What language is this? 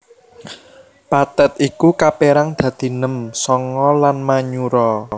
Javanese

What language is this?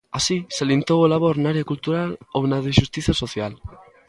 Galician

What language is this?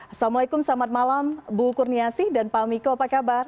Indonesian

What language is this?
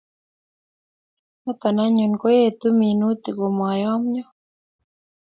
Kalenjin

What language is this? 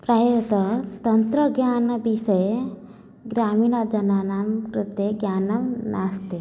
Sanskrit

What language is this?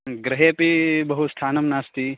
Sanskrit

